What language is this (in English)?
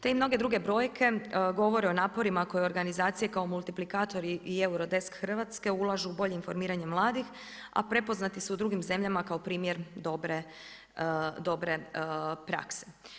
Croatian